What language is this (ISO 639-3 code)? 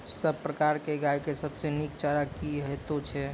mai